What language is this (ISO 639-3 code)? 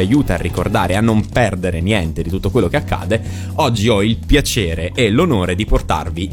ita